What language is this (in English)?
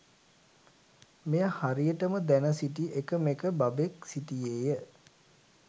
Sinhala